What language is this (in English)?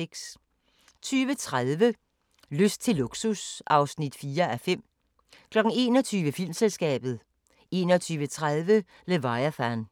Danish